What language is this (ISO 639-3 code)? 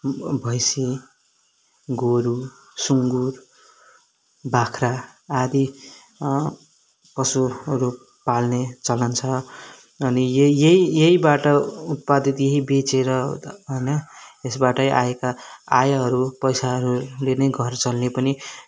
nep